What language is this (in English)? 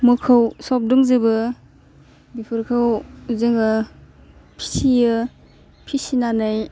Bodo